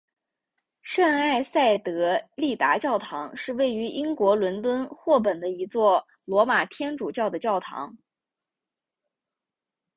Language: Chinese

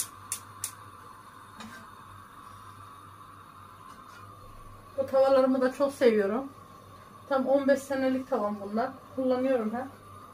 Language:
Turkish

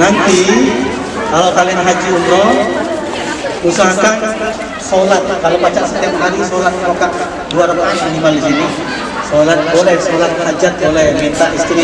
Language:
Indonesian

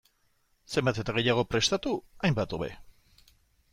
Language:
Basque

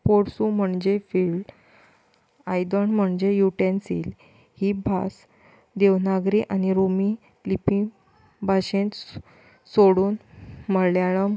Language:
Konkani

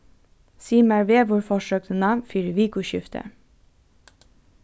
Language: Faroese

